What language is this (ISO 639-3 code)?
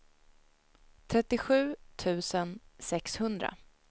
swe